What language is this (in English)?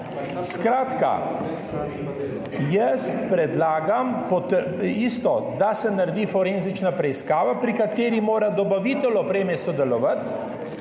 Slovenian